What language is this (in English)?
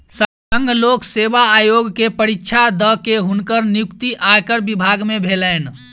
Maithili